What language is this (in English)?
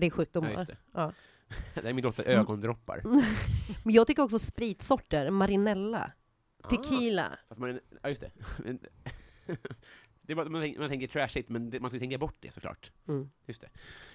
Swedish